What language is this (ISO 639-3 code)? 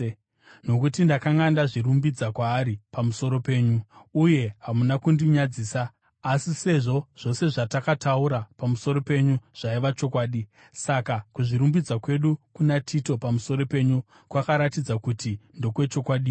sna